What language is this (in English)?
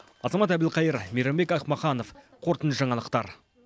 Kazakh